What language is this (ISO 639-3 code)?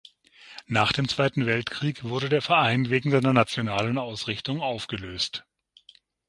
deu